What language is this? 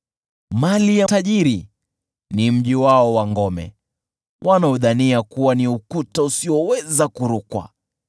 Swahili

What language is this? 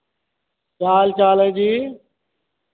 Hindi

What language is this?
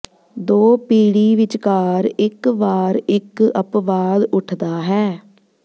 Punjabi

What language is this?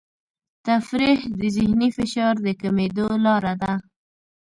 Pashto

